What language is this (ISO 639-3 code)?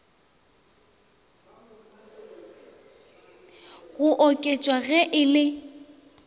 nso